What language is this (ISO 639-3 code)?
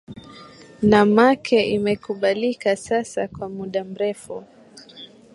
swa